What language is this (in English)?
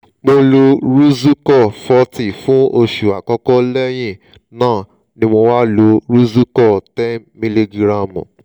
Yoruba